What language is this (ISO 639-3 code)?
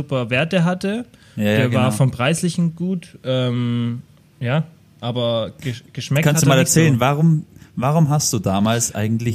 deu